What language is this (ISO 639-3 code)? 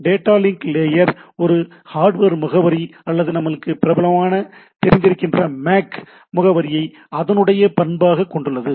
tam